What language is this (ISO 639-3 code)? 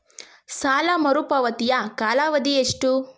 kan